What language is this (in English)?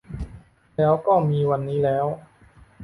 Thai